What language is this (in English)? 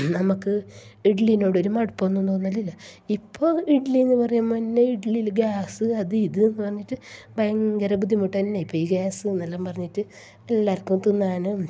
Malayalam